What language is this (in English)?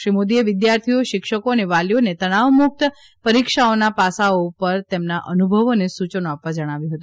Gujarati